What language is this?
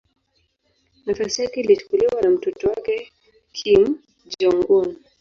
Swahili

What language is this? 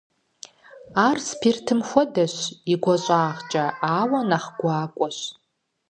Kabardian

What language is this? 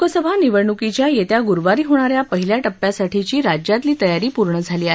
Marathi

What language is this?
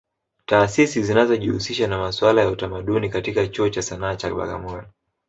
Swahili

